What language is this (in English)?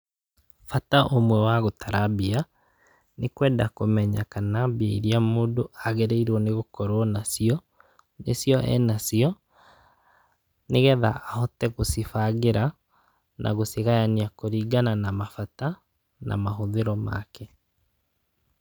Kikuyu